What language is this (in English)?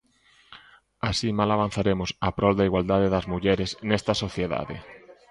Galician